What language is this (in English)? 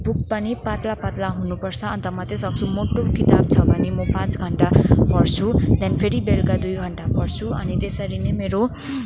Nepali